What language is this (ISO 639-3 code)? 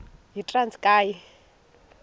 xho